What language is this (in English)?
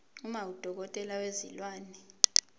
Zulu